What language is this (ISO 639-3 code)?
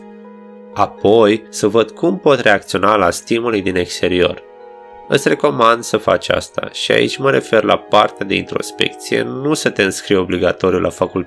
ron